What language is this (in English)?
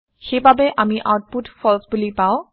Assamese